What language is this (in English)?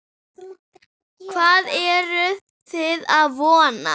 Icelandic